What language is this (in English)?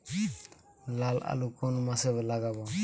Bangla